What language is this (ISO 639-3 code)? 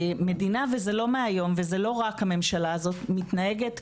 heb